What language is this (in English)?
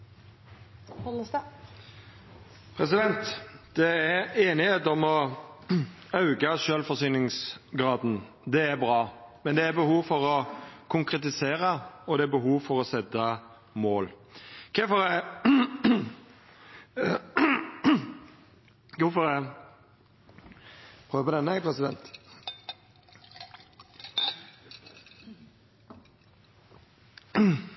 Norwegian